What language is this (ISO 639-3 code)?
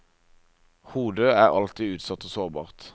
nor